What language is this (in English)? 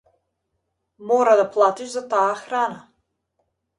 Macedonian